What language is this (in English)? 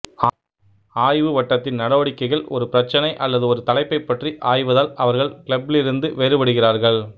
Tamil